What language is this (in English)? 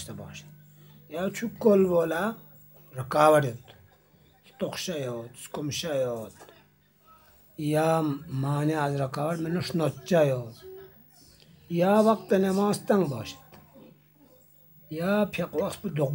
Turkish